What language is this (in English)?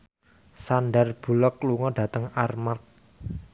Javanese